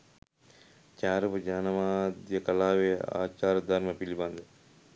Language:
Sinhala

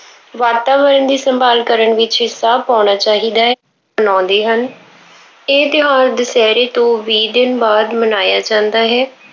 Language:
Punjabi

